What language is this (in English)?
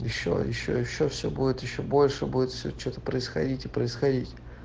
Russian